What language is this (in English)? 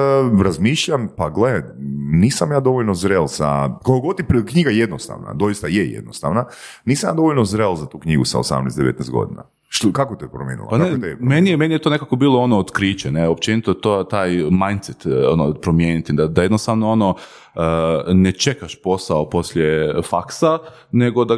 Croatian